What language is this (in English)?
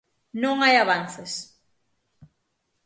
Galician